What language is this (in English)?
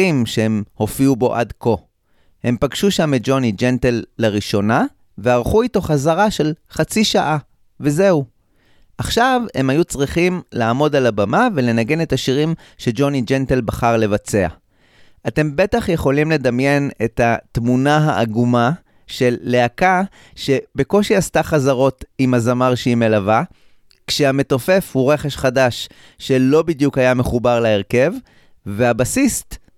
Hebrew